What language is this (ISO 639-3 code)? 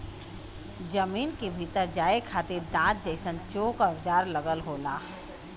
bho